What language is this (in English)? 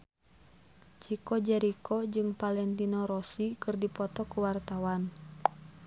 Sundanese